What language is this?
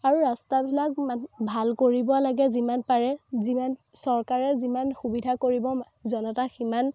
Assamese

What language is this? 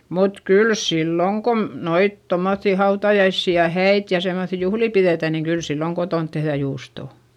Finnish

